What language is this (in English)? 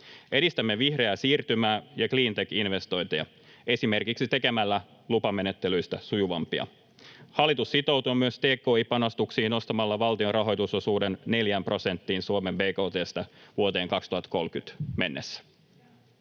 Finnish